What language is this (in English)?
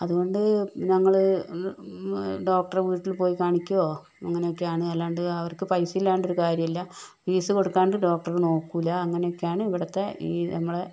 Malayalam